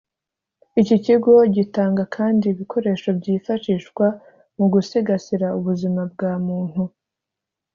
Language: Kinyarwanda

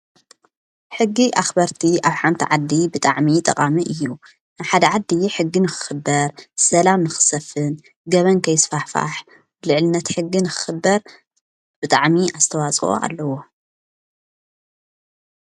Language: Tigrinya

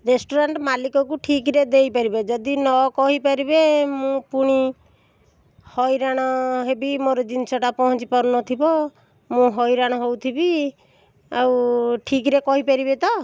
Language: Odia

